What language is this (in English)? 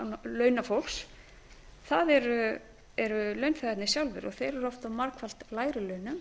Icelandic